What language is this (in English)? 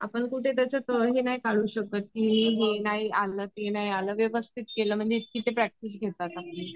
Marathi